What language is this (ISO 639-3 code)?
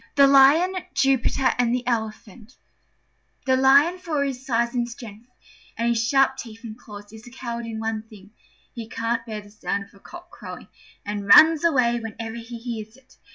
eng